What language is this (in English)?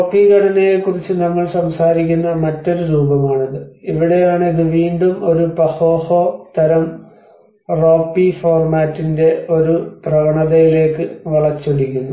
Malayalam